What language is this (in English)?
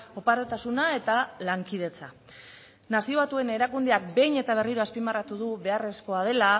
Basque